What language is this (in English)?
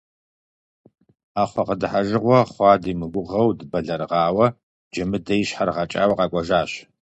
Kabardian